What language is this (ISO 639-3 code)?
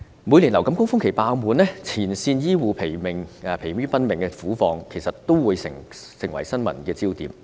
yue